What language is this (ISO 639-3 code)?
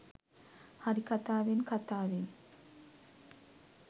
sin